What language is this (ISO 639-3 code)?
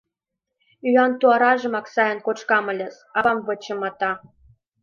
chm